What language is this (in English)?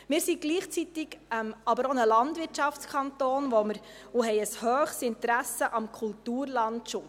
Swiss German